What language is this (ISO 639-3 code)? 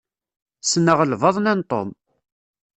kab